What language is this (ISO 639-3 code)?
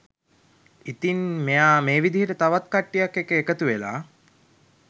sin